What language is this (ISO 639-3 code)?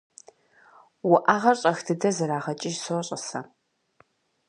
kbd